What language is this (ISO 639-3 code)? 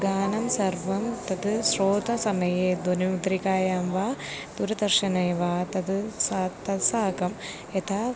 san